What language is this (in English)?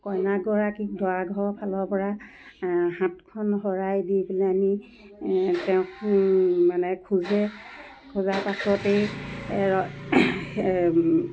Assamese